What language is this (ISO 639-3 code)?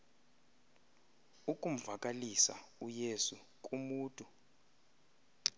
xho